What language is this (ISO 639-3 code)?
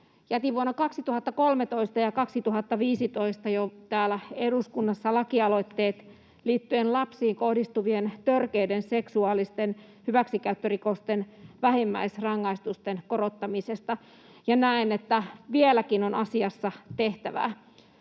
fin